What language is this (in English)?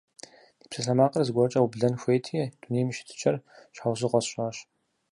Kabardian